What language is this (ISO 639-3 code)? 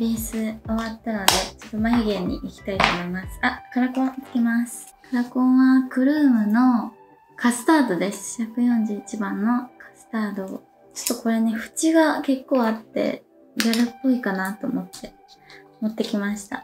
jpn